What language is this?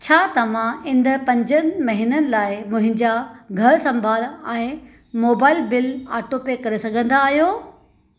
Sindhi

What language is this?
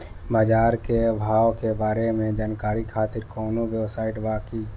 Bhojpuri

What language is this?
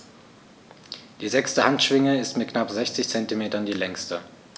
German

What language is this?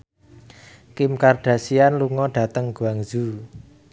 Javanese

